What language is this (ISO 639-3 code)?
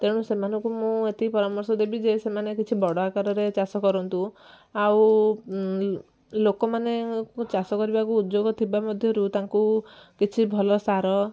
ori